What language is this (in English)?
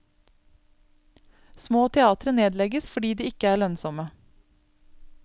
Norwegian